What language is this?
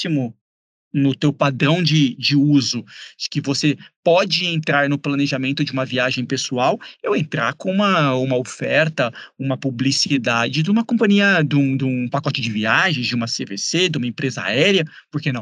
Portuguese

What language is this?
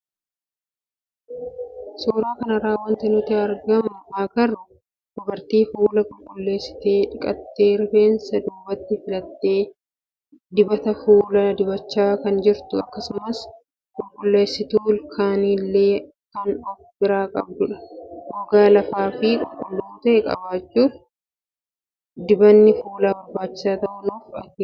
Oromo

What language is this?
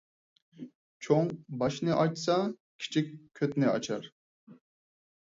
Uyghur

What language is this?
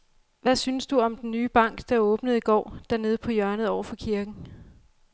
Danish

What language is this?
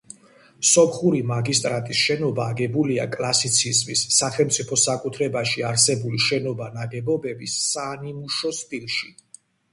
Georgian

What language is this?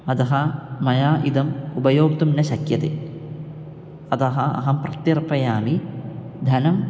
Sanskrit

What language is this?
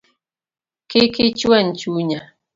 Luo (Kenya and Tanzania)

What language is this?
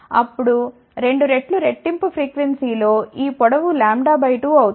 Telugu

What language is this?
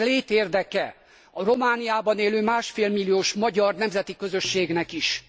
Hungarian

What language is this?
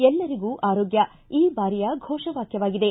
Kannada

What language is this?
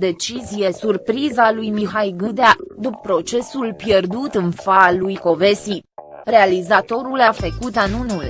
Romanian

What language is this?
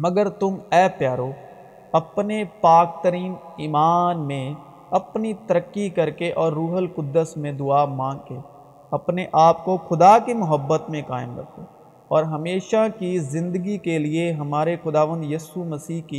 Urdu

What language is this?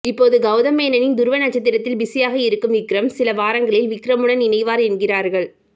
Tamil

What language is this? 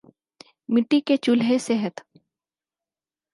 Urdu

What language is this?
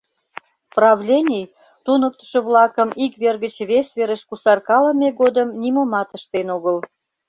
Mari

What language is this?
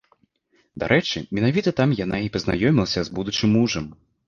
Belarusian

